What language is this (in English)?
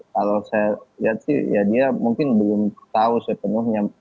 Indonesian